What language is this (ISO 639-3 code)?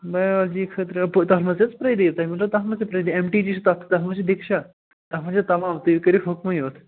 kas